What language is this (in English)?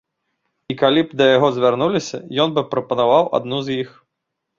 Belarusian